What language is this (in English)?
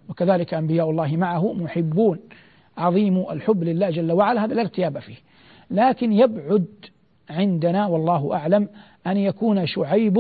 Arabic